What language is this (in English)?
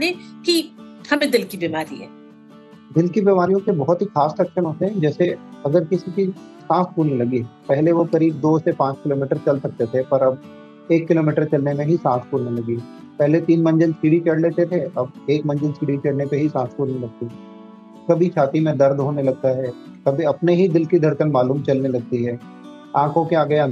Hindi